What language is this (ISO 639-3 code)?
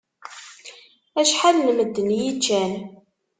kab